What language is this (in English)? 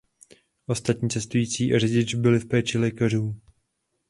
Czech